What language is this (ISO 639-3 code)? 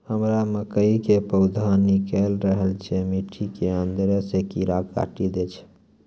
mai